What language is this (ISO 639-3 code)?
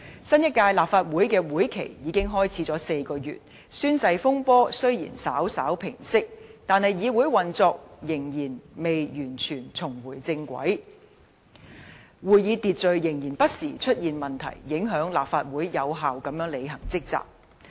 yue